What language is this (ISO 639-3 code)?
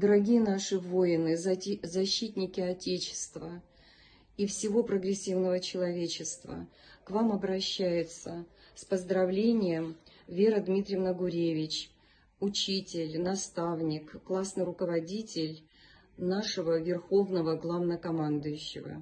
rus